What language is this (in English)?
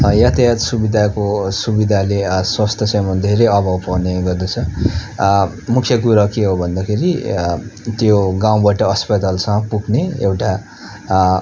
Nepali